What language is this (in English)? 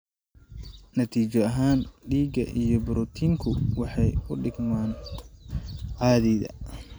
Somali